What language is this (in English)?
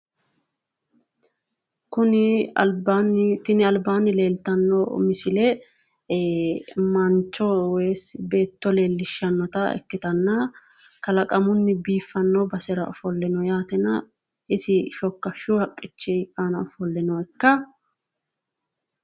Sidamo